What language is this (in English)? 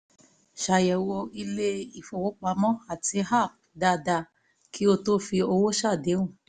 Yoruba